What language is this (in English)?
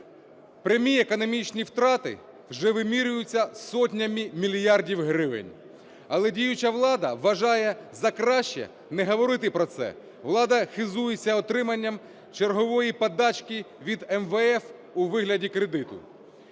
Ukrainian